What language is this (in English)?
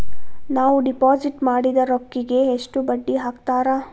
Kannada